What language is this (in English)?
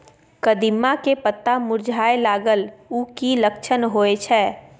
Maithili